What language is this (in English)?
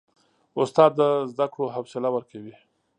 Pashto